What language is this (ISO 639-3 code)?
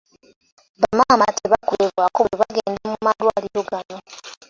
lug